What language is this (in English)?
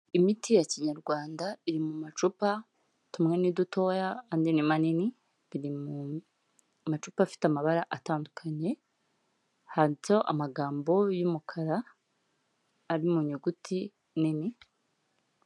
Kinyarwanda